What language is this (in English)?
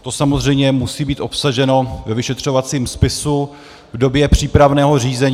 Czech